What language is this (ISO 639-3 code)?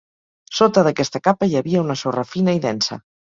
cat